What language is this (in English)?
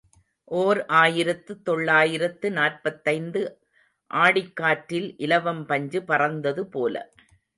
Tamil